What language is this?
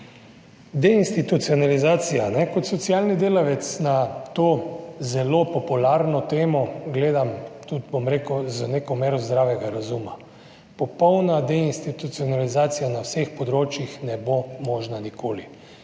Slovenian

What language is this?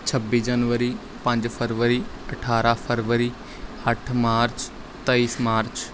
Punjabi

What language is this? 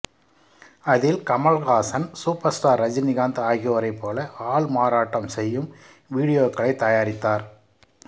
Tamil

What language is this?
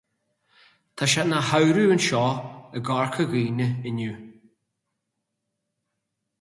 Irish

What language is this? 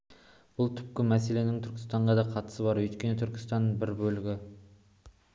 Kazakh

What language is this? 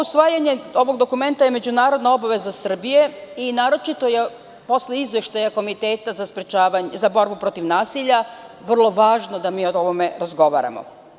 Serbian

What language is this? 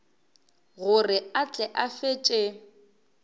Northern Sotho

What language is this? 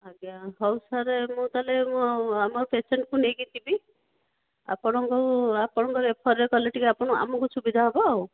Odia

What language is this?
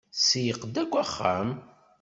Kabyle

